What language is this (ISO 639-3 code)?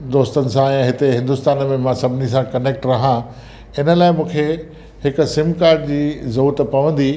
snd